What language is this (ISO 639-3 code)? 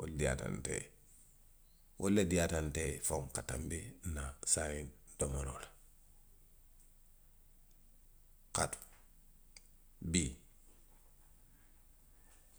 mlq